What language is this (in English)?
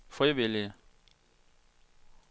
Danish